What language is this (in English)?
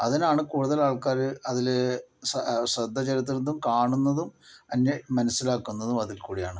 Malayalam